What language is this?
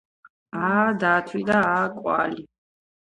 Georgian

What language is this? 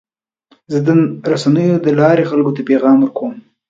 Pashto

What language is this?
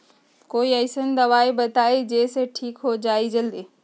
Magahi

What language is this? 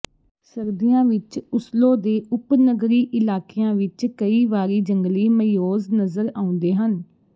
Punjabi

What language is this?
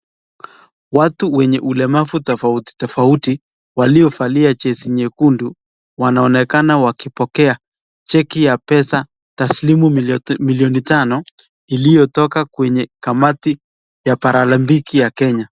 Swahili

